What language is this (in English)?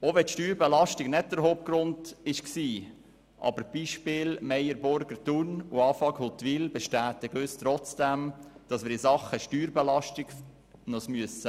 Swiss German